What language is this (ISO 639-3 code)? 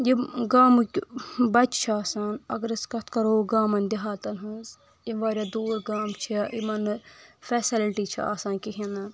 kas